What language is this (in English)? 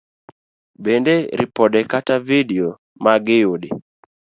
Luo (Kenya and Tanzania)